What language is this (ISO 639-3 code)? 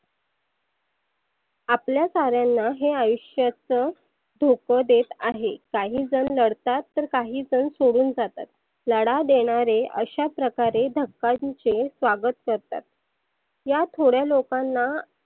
mar